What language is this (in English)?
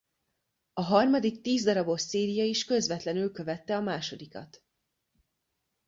Hungarian